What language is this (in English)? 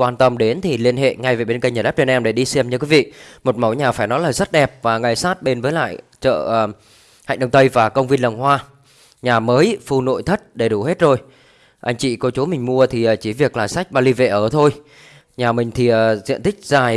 Vietnamese